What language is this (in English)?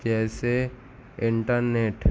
Urdu